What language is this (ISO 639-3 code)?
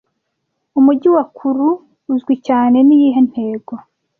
kin